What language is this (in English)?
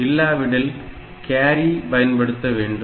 Tamil